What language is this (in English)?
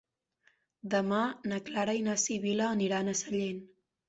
Catalan